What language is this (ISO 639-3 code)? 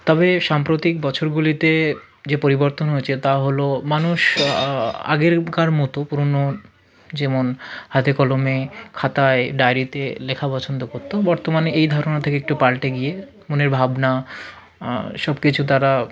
ben